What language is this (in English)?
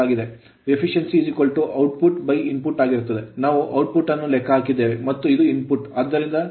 Kannada